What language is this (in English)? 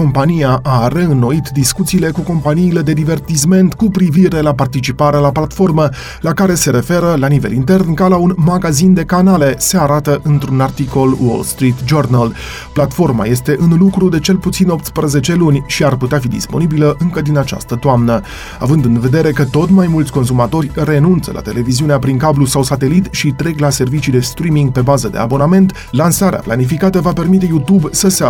Romanian